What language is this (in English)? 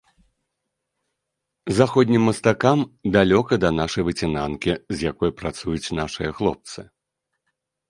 Belarusian